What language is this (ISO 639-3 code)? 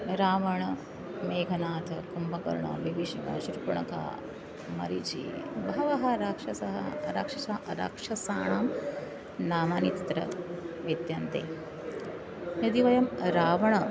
san